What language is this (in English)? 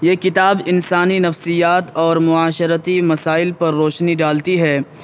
Urdu